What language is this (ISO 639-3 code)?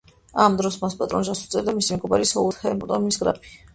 kat